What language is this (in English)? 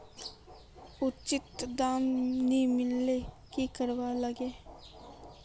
Magahi